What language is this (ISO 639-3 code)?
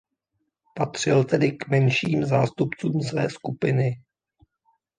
ces